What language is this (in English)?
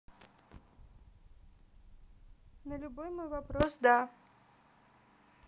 Russian